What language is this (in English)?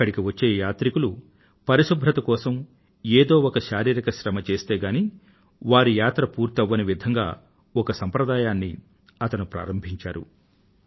Telugu